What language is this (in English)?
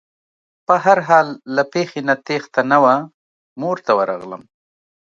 Pashto